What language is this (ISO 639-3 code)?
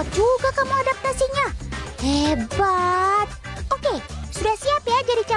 ind